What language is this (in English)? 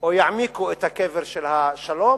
Hebrew